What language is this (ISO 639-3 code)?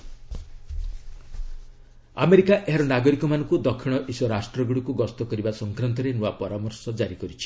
ori